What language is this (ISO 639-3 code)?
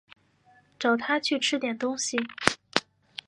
zho